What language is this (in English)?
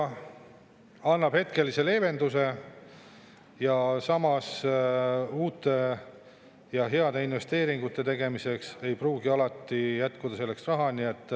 Estonian